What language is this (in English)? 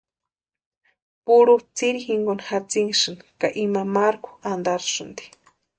Western Highland Purepecha